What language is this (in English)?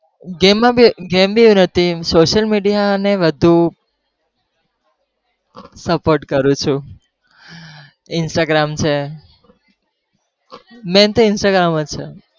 Gujarati